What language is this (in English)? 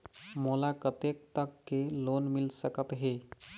Chhattisgarhi